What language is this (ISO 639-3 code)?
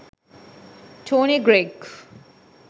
sin